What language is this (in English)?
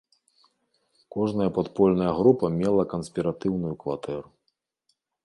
Belarusian